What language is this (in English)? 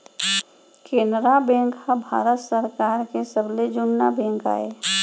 Chhattisgarhi